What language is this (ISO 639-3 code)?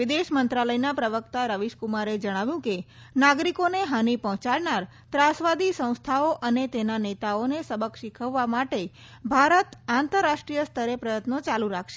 guj